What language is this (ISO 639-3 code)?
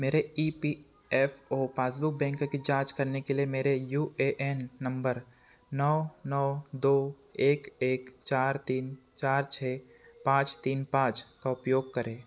hin